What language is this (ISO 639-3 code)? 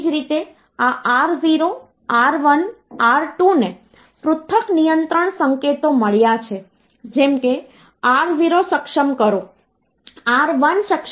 guj